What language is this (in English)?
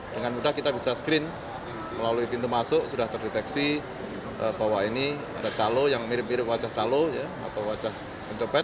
Indonesian